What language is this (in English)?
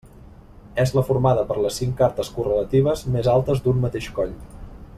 Catalan